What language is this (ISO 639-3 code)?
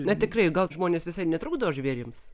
lit